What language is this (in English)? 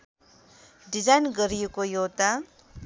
Nepali